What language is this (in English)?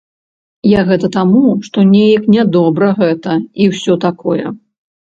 Belarusian